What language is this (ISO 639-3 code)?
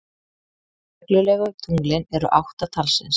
isl